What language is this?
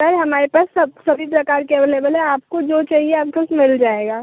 Hindi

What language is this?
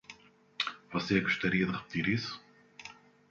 Portuguese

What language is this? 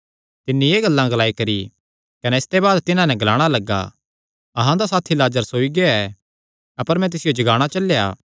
Kangri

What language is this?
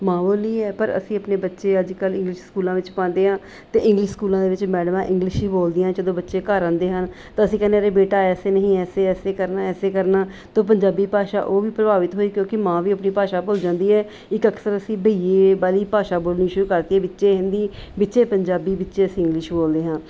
Punjabi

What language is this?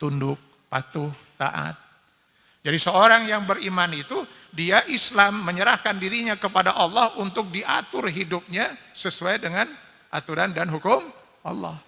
Indonesian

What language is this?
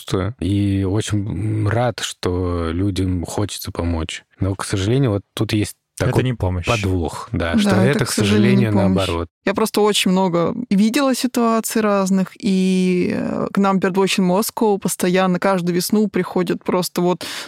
Russian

